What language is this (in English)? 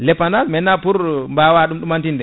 Fula